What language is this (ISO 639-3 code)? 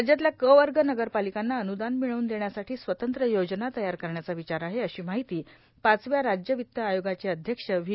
mar